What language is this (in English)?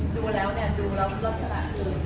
Thai